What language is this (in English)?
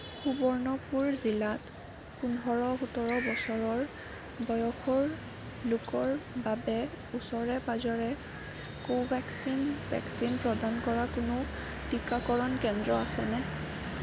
Assamese